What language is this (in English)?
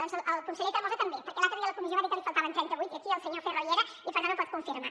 Catalan